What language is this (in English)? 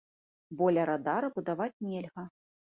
Belarusian